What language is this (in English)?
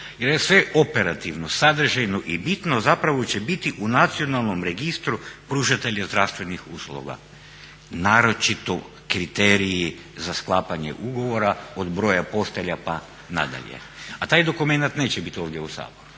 Croatian